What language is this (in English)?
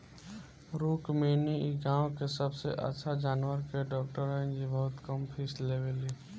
Bhojpuri